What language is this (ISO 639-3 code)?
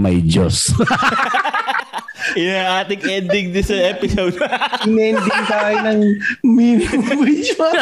fil